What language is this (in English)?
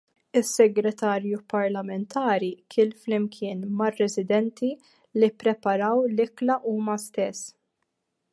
Maltese